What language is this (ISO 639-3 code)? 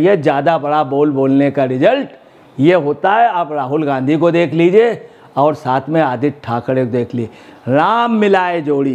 hin